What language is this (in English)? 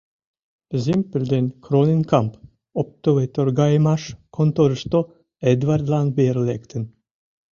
Mari